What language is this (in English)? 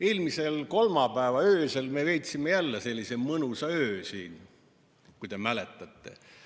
Estonian